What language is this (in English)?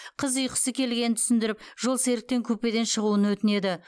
Kazakh